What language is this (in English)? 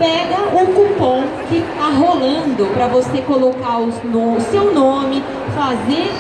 Portuguese